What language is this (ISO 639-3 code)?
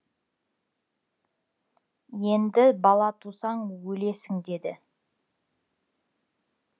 kaz